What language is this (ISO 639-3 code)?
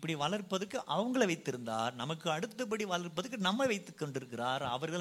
tam